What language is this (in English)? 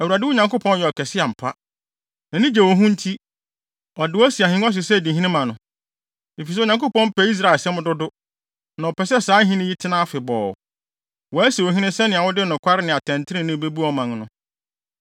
Akan